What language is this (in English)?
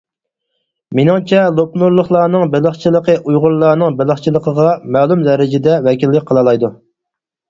Uyghur